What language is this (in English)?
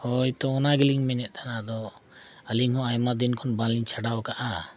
Santali